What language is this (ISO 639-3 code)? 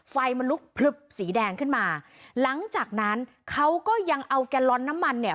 tha